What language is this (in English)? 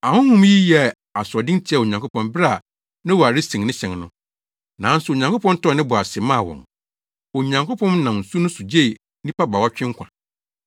Akan